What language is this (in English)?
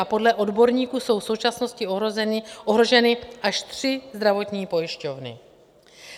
Czech